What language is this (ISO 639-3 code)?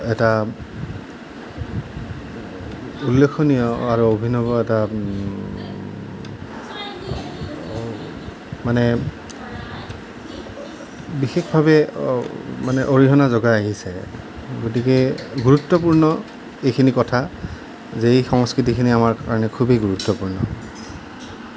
asm